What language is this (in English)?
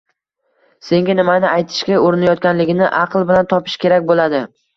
Uzbek